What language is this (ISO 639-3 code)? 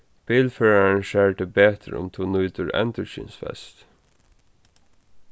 fao